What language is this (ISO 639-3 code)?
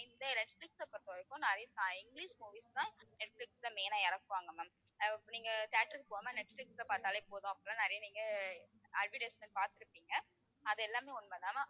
tam